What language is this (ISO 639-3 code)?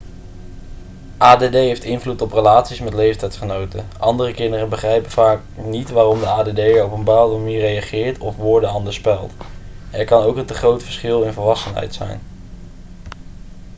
nld